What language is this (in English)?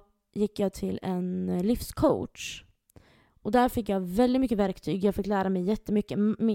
Swedish